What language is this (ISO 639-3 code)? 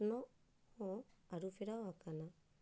sat